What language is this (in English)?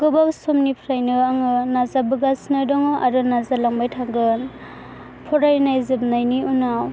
Bodo